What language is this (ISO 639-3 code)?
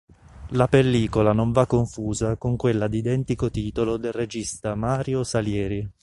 ita